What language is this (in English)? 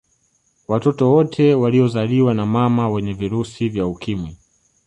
Swahili